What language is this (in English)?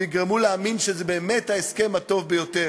Hebrew